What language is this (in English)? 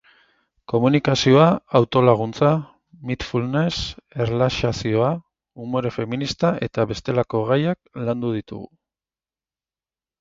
Basque